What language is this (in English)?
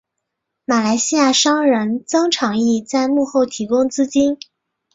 Chinese